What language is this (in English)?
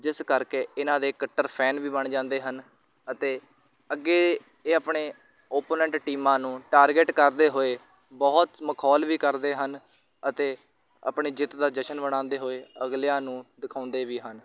Punjabi